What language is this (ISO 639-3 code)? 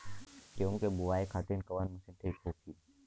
bho